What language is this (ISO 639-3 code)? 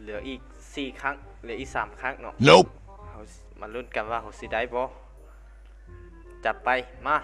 tha